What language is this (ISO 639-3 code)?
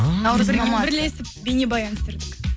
kaz